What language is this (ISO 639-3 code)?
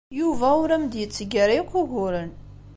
kab